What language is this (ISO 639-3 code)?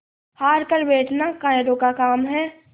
hin